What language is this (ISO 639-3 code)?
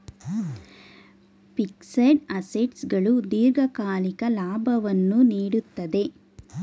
kan